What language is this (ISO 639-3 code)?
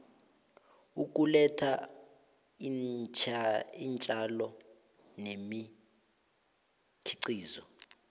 nbl